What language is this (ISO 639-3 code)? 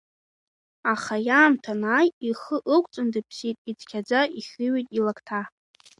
abk